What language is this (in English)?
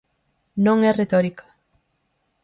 Galician